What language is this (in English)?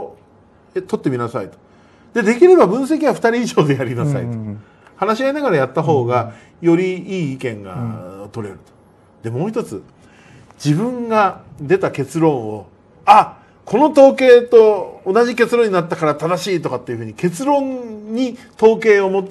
Japanese